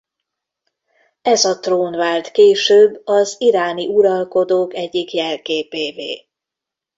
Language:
Hungarian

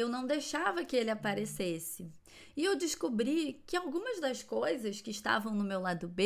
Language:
Portuguese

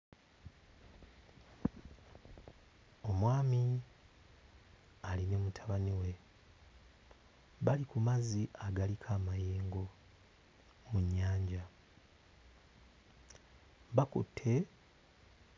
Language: Ganda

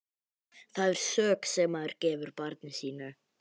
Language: Icelandic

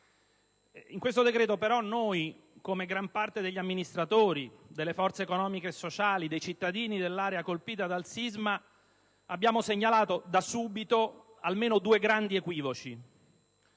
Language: Italian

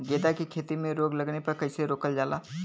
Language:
Bhojpuri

